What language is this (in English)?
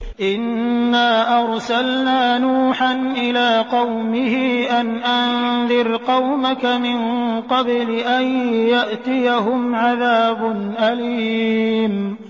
Arabic